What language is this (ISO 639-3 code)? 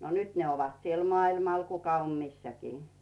fin